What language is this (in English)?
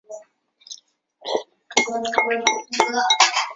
Chinese